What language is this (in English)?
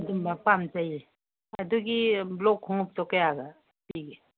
Manipuri